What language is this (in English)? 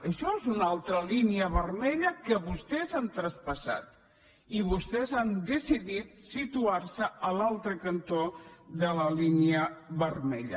Catalan